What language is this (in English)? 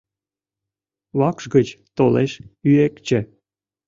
Mari